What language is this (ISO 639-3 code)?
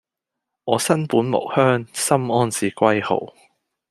yue